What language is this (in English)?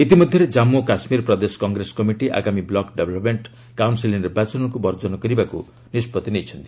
Odia